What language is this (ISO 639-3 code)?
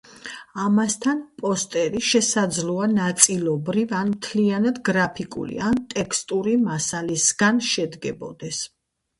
kat